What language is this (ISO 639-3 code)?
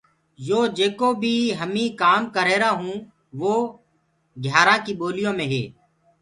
ggg